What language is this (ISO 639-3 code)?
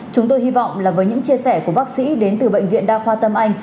vie